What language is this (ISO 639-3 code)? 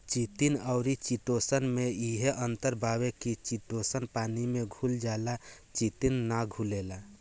bho